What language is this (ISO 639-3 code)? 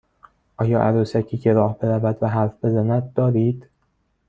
fas